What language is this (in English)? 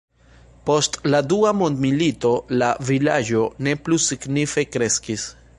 Esperanto